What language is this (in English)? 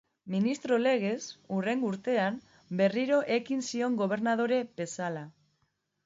Basque